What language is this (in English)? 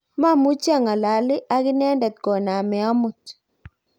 Kalenjin